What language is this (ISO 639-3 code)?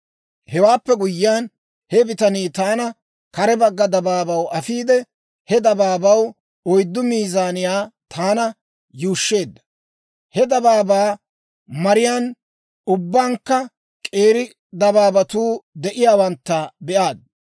dwr